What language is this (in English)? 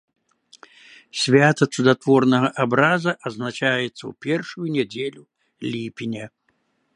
Belarusian